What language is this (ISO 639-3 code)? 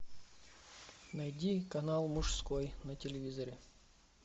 rus